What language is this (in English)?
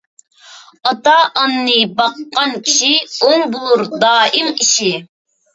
Uyghur